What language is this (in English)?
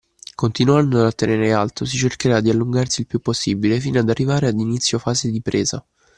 Italian